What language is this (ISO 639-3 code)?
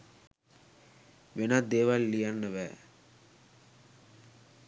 sin